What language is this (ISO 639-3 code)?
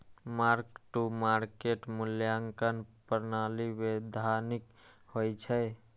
mai